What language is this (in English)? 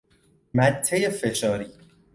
Persian